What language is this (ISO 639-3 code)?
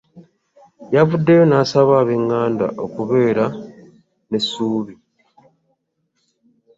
lug